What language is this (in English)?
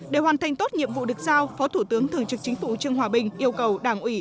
Vietnamese